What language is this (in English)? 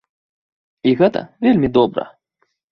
Belarusian